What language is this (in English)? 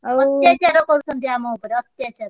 Odia